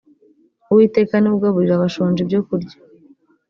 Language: Kinyarwanda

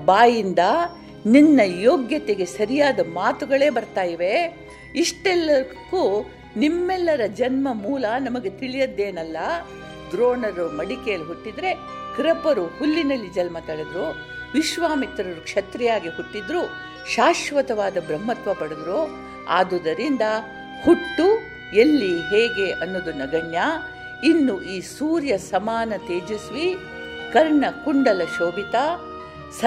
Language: Kannada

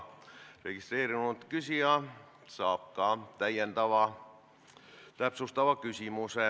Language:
Estonian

